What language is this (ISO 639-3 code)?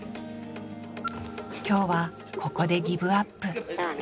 jpn